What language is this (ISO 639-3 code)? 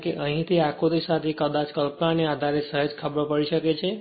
guj